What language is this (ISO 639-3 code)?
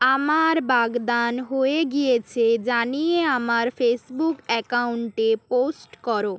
ben